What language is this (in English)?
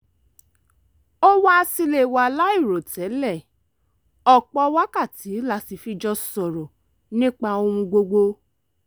Yoruba